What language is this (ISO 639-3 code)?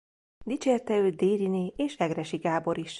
hun